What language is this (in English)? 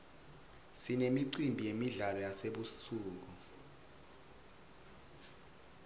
Swati